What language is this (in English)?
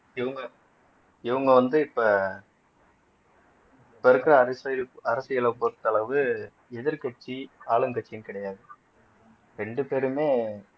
Tamil